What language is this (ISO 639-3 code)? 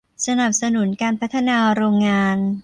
tha